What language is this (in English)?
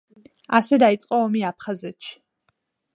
Georgian